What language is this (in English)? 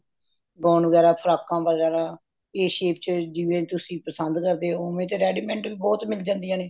Punjabi